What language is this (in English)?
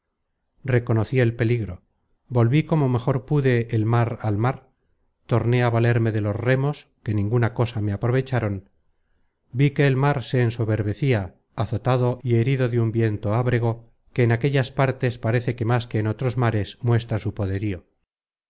Spanish